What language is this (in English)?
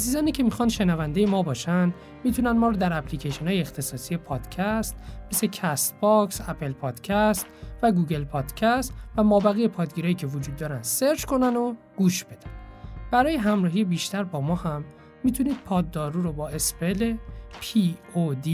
Persian